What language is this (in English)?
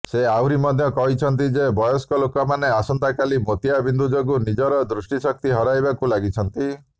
Odia